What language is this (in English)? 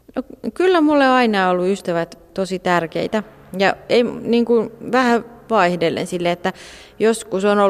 Finnish